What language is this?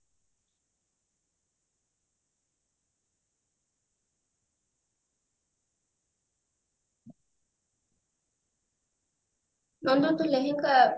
Odia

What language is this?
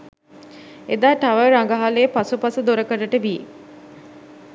Sinhala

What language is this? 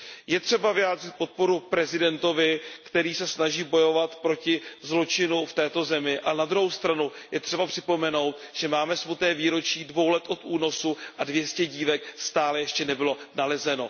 Czech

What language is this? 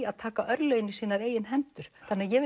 Icelandic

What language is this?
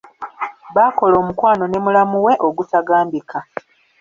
Ganda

